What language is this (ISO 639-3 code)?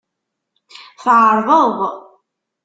kab